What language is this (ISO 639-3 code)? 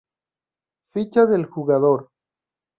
spa